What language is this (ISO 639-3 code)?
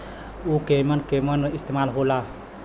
bho